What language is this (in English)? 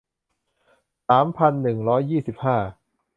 Thai